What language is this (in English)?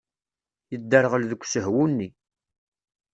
Kabyle